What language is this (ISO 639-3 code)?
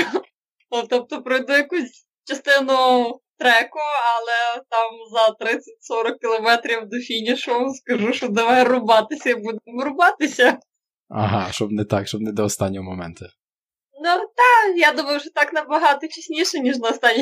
ukr